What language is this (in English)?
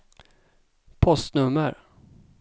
Swedish